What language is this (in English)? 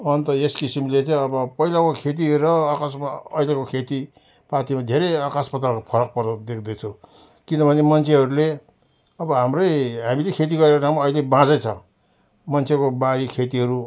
Nepali